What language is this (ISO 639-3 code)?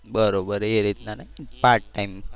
guj